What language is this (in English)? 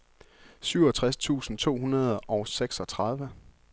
Danish